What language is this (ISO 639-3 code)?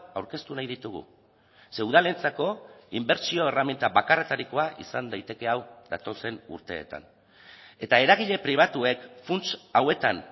eus